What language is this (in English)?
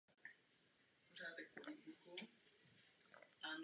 Czech